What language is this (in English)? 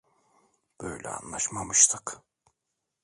Turkish